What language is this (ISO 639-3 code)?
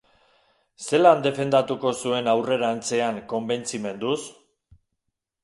eus